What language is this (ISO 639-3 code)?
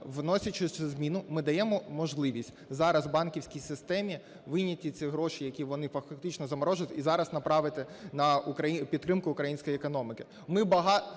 ukr